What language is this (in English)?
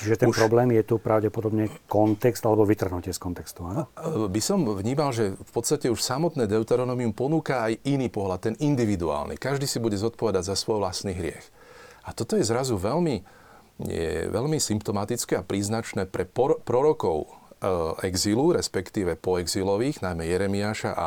Slovak